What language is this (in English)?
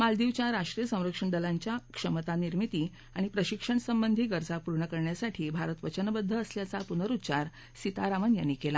Marathi